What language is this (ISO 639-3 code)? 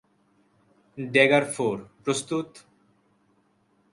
ben